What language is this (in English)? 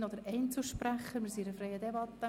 Swiss German